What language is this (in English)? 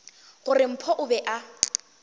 Northern Sotho